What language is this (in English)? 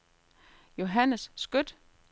Danish